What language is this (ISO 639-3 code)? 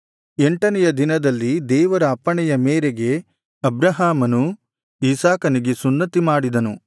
kan